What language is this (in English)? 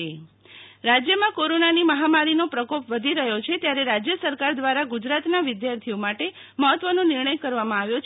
Gujarati